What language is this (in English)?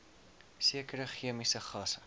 Afrikaans